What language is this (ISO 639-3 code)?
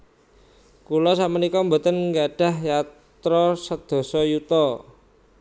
jav